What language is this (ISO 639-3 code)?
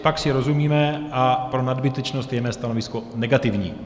ces